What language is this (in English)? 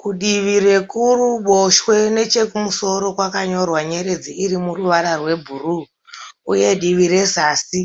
Shona